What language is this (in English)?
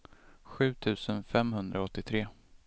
Swedish